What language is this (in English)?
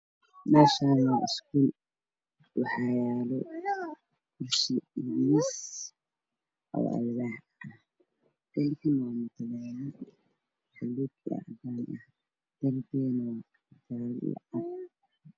Somali